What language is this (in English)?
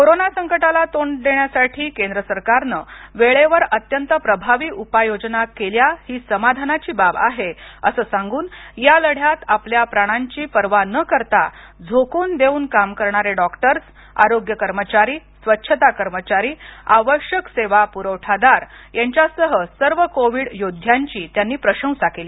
Marathi